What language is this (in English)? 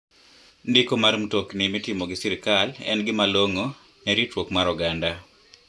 Luo (Kenya and Tanzania)